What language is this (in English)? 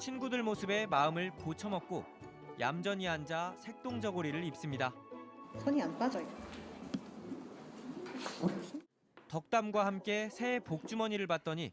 Korean